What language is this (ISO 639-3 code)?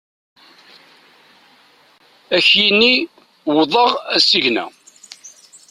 kab